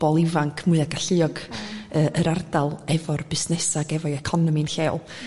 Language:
Welsh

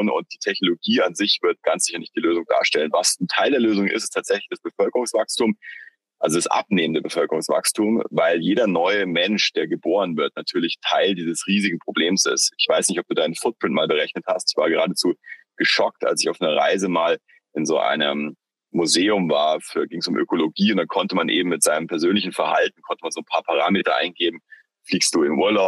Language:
German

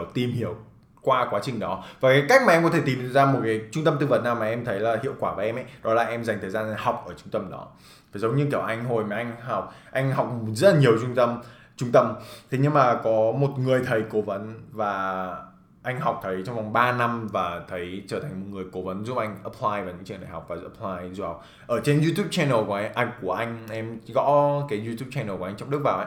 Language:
Vietnamese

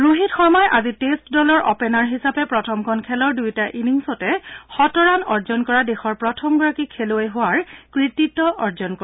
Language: Assamese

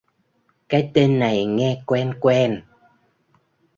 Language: Vietnamese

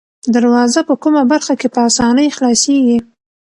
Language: Pashto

